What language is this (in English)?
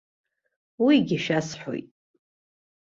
Abkhazian